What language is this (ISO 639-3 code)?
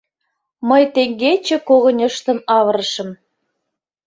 chm